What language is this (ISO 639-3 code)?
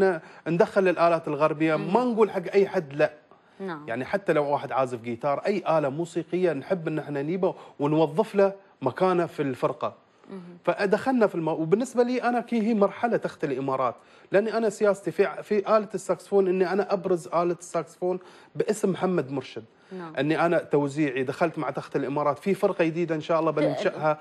ara